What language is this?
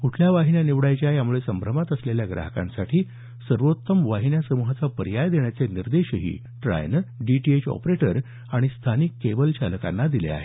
Marathi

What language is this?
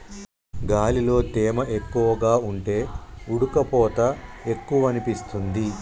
Telugu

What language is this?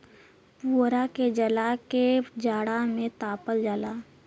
Bhojpuri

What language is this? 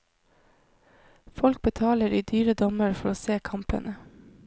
Norwegian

